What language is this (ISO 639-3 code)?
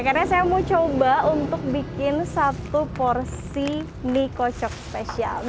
ind